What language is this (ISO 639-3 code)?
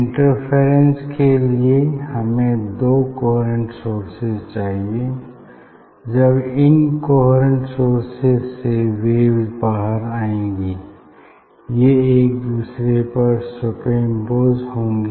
hin